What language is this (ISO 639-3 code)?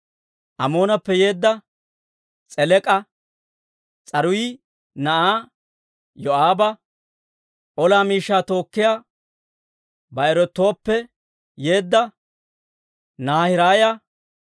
dwr